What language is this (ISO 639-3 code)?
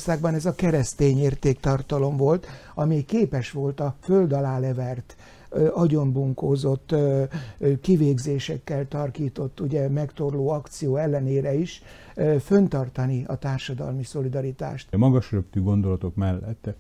hun